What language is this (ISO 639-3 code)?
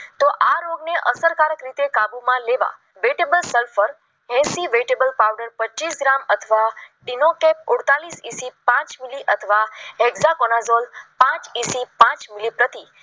guj